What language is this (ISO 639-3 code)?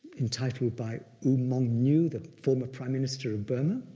eng